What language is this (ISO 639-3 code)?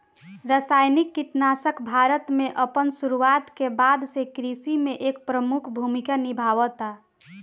bho